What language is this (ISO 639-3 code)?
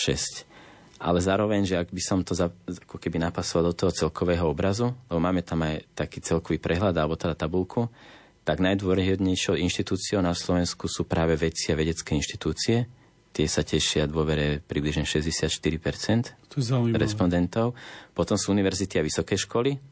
slk